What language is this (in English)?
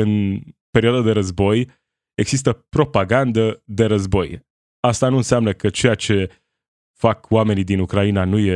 Romanian